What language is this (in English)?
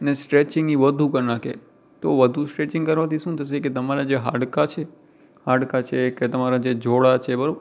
Gujarati